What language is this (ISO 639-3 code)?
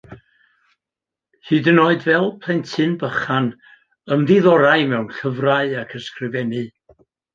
cym